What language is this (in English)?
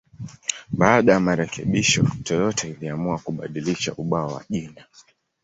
Swahili